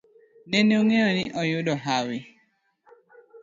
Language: Luo (Kenya and Tanzania)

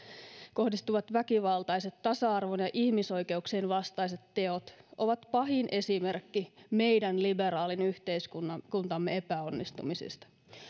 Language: Finnish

